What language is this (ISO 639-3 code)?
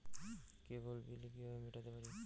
ben